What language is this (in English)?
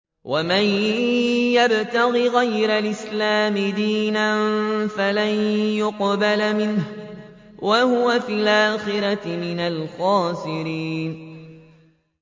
Arabic